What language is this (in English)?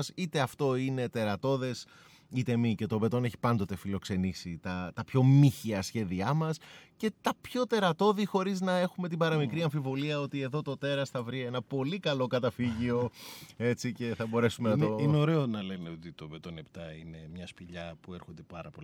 Greek